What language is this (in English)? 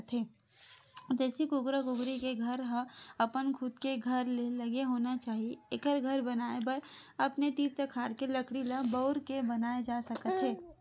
Chhattisgarhi